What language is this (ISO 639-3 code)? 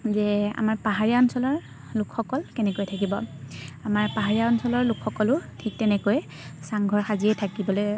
asm